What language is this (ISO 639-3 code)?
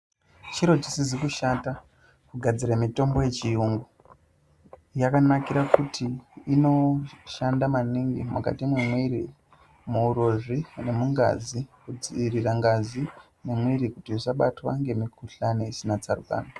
ndc